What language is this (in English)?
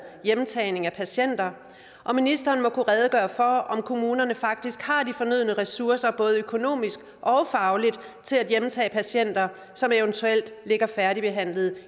Danish